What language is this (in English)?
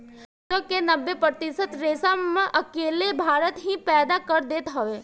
Bhojpuri